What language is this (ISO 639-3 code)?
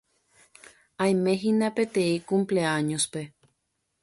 grn